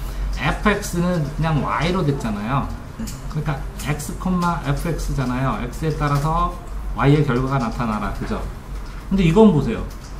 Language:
Korean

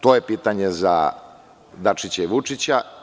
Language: Serbian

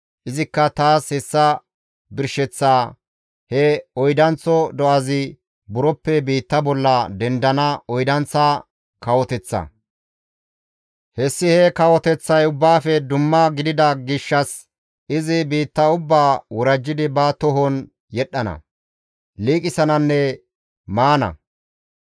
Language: Gamo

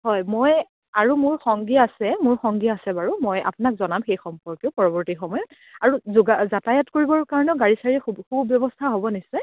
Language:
Assamese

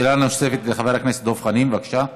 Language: Hebrew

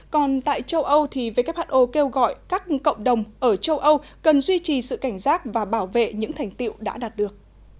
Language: Vietnamese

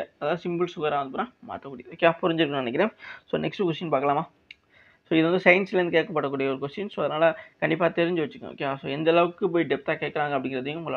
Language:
Tamil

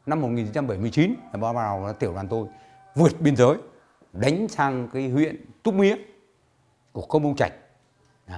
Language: Vietnamese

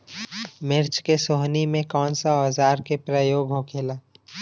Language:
Bhojpuri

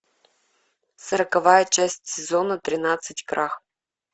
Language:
Russian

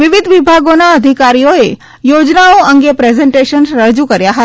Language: Gujarati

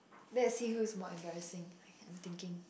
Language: English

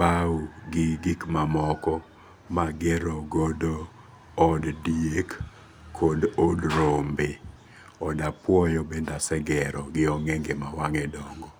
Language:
Luo (Kenya and Tanzania)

